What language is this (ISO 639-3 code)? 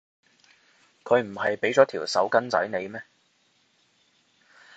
yue